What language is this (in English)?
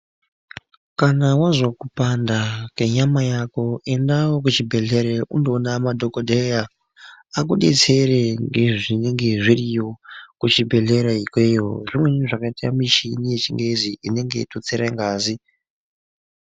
Ndau